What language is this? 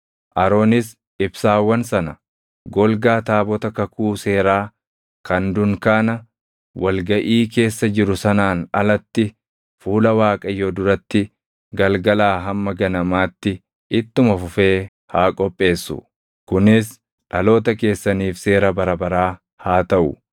Oromo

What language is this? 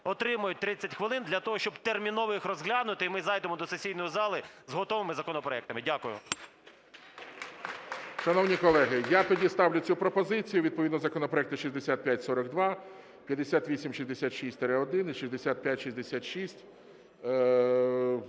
Ukrainian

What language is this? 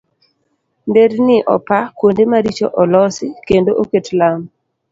Luo (Kenya and Tanzania)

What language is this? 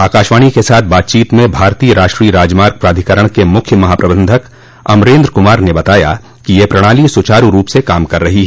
Hindi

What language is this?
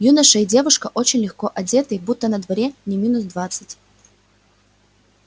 Russian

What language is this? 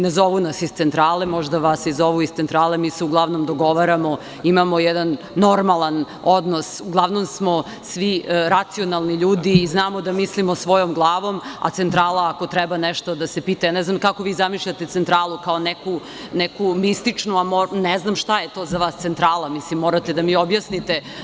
Serbian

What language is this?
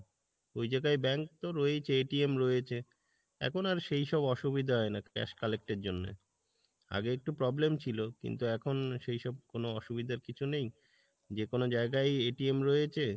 Bangla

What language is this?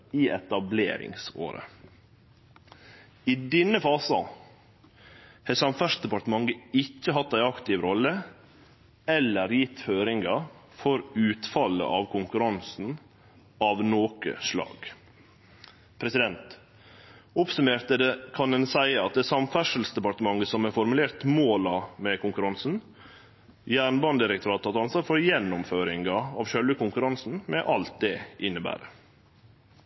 Norwegian Nynorsk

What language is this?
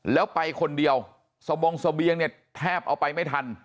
Thai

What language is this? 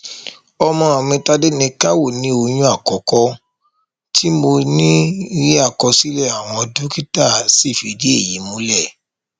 Yoruba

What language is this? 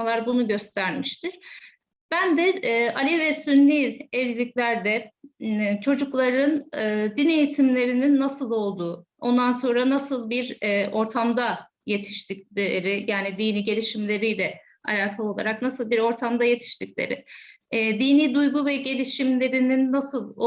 Turkish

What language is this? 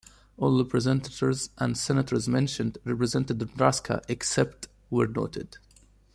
English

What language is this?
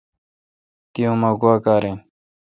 Kalkoti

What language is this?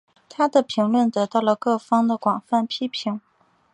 Chinese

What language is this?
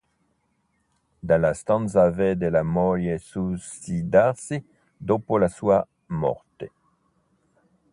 Italian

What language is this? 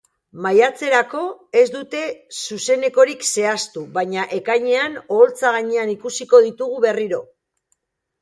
Basque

